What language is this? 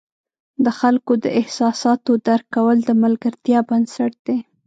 Pashto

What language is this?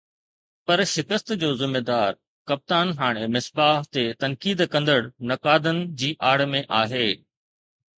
Sindhi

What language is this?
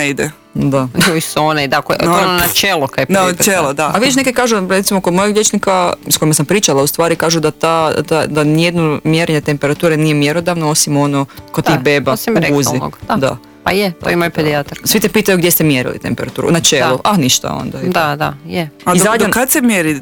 Croatian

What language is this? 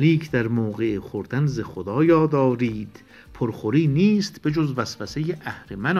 Persian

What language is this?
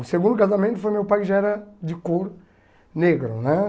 Portuguese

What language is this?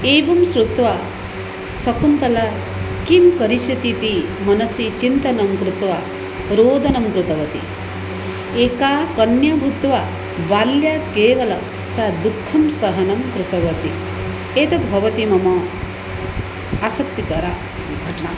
Sanskrit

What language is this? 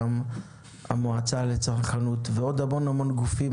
Hebrew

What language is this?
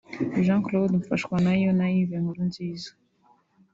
Kinyarwanda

